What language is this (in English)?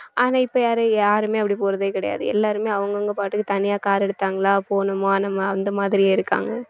Tamil